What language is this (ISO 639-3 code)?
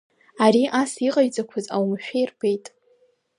abk